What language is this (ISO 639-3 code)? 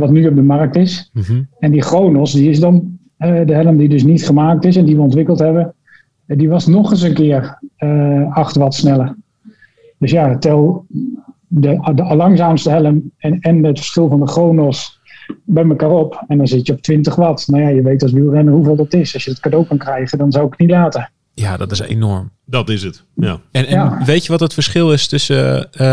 nld